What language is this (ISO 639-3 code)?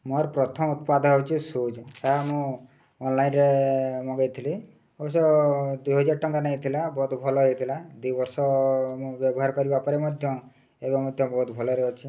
ori